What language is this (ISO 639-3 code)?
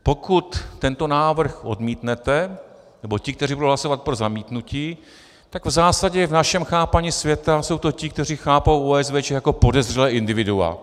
ces